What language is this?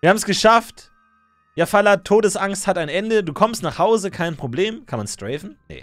German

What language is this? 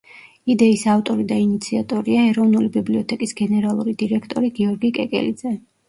Georgian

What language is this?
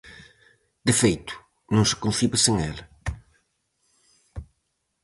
Galician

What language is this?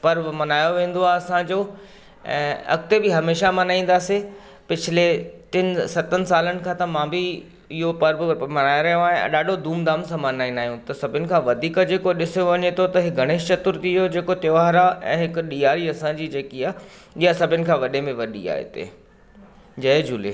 Sindhi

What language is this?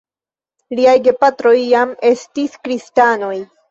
Esperanto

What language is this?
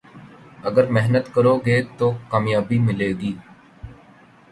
Urdu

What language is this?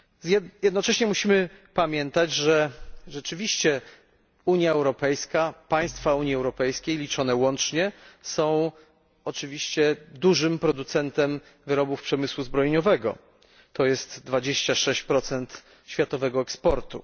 Polish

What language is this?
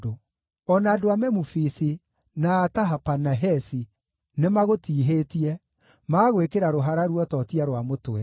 Kikuyu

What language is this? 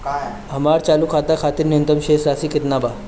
Bhojpuri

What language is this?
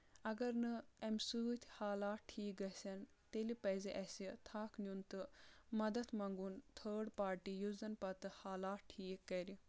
Kashmiri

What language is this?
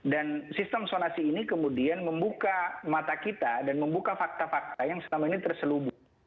Indonesian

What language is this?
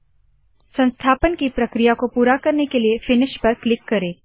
Hindi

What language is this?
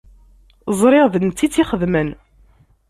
Kabyle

